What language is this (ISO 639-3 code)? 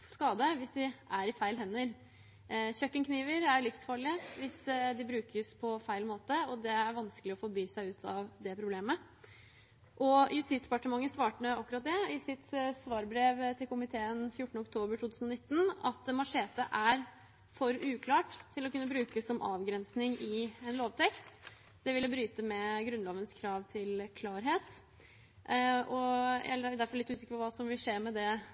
nob